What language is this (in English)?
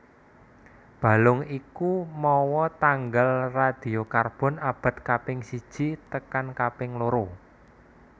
Javanese